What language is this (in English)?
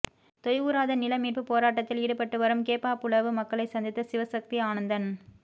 Tamil